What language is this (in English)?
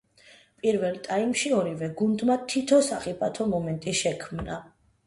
Georgian